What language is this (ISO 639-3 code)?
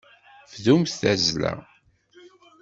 kab